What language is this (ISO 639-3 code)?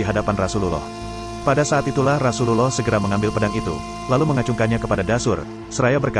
ind